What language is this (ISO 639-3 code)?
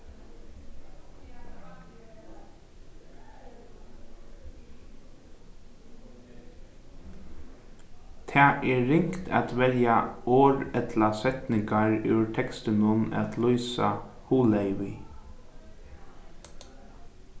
fao